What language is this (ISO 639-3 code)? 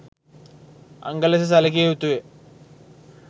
sin